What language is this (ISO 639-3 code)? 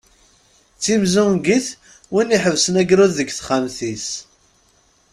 kab